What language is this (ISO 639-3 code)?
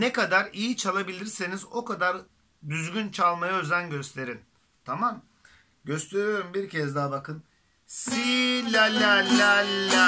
tur